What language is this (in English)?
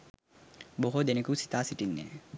Sinhala